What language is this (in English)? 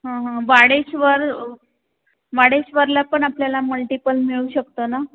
Marathi